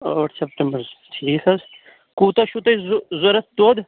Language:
Kashmiri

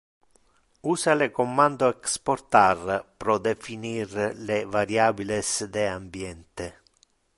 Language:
Interlingua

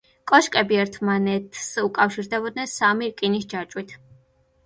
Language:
Georgian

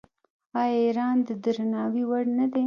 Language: Pashto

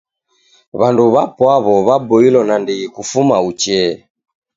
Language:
Taita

